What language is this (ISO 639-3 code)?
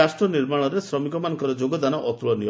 ori